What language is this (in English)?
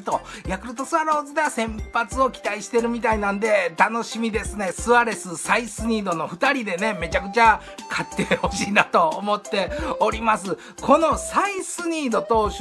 Japanese